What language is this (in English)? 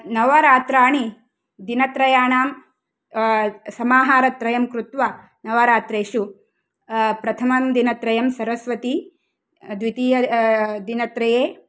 Sanskrit